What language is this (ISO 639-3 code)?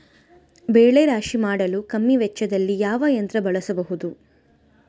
kan